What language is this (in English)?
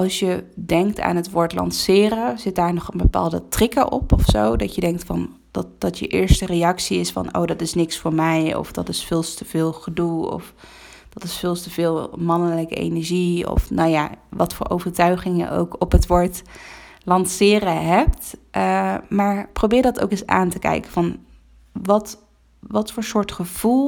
Dutch